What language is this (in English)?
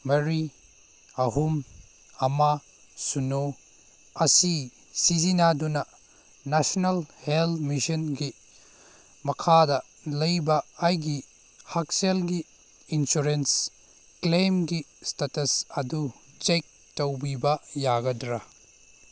Manipuri